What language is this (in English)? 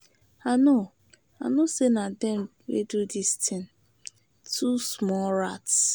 Nigerian Pidgin